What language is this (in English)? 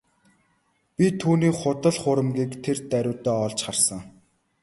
Mongolian